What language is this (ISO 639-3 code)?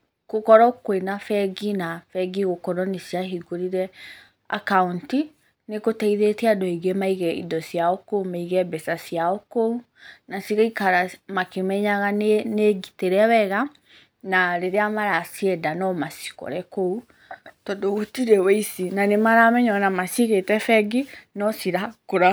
kik